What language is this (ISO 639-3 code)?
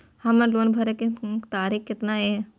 mai